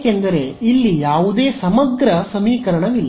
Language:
Kannada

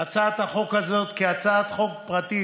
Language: Hebrew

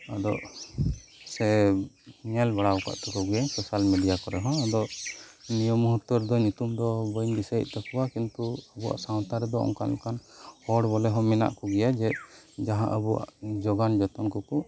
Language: Santali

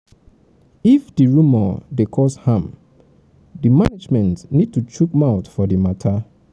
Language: Nigerian Pidgin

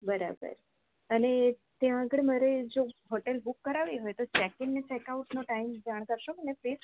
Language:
Gujarati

